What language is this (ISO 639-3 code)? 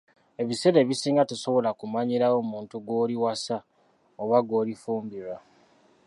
lug